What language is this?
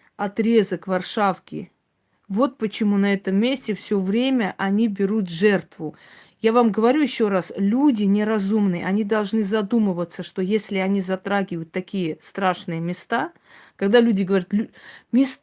Russian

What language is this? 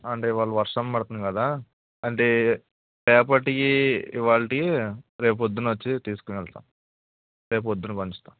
Telugu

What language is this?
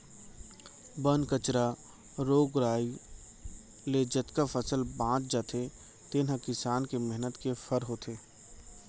Chhattisgarhi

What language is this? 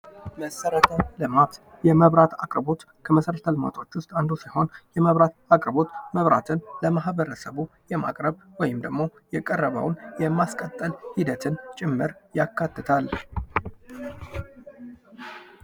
Amharic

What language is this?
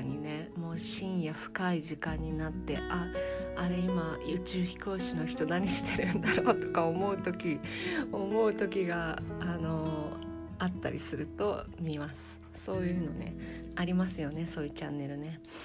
Japanese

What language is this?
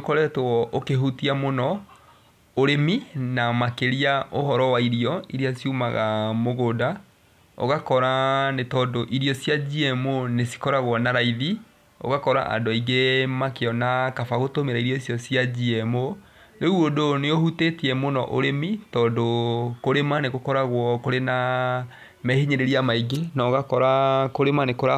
Kikuyu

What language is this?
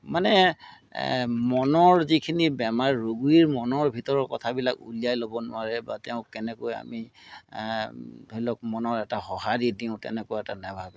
Assamese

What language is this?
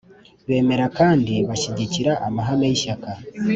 Kinyarwanda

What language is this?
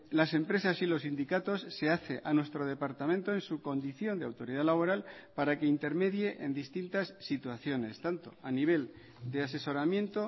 Spanish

